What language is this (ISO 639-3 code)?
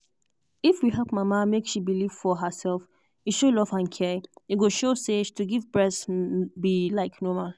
pcm